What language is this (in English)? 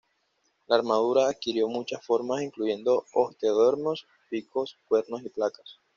Spanish